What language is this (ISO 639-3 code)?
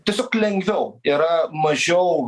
lit